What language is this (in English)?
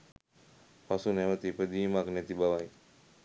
Sinhala